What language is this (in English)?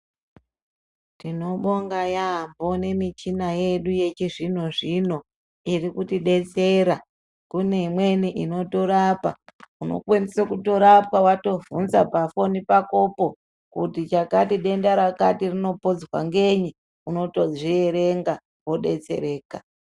Ndau